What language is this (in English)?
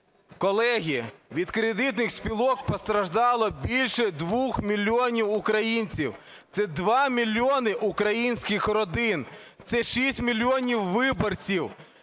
Ukrainian